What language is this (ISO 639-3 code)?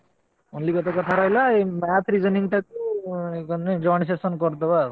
ori